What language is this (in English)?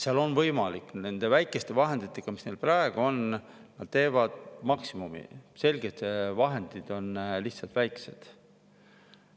Estonian